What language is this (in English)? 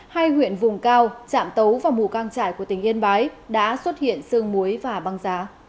Vietnamese